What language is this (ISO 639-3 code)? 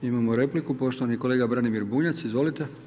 hrv